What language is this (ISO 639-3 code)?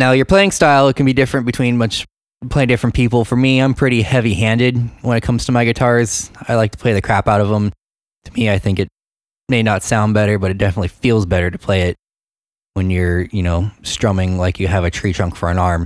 eng